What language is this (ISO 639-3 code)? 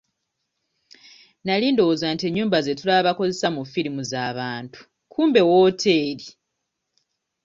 lug